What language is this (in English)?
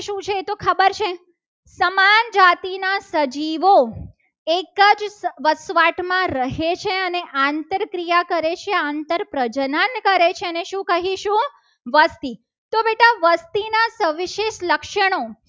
Gujarati